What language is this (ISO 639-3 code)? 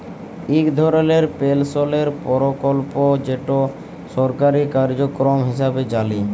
ben